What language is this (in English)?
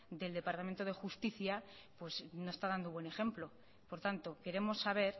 Spanish